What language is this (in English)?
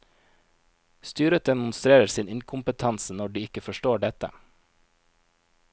Norwegian